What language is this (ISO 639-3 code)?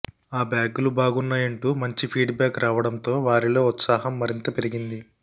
tel